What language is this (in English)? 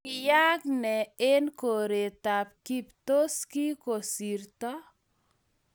Kalenjin